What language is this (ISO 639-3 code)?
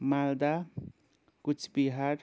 nep